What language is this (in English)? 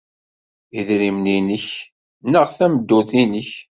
Kabyle